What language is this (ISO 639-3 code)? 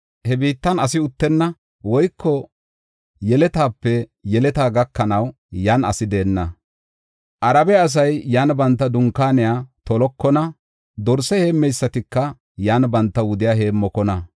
gof